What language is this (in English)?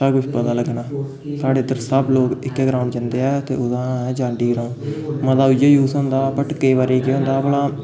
Dogri